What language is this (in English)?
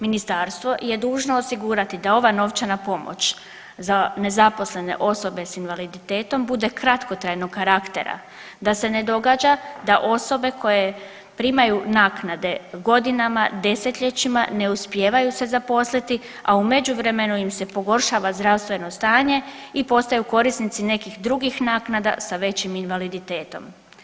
Croatian